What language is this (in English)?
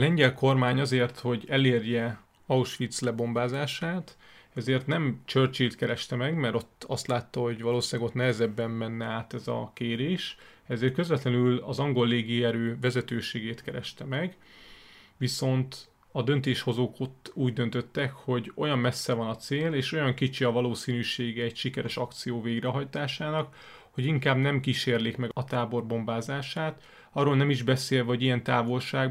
Hungarian